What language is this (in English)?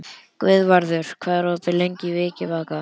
Icelandic